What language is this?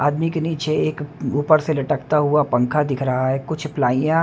Hindi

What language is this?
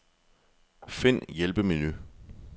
Danish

